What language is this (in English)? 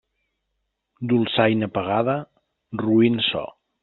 Catalan